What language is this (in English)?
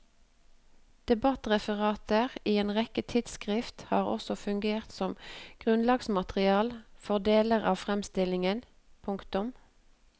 Norwegian